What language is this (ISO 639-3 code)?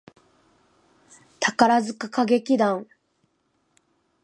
jpn